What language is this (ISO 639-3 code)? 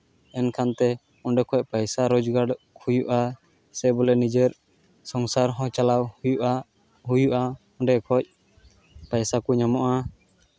sat